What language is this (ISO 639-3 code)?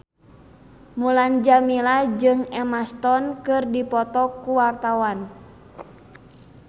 sun